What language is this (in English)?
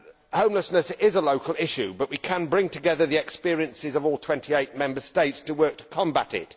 English